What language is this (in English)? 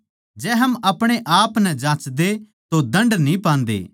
Haryanvi